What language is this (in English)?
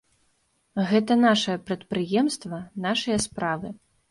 Belarusian